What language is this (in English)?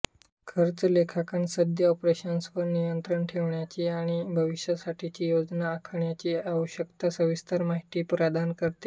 Marathi